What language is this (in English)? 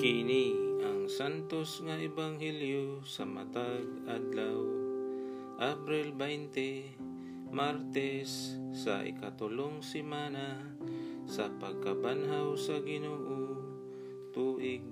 Filipino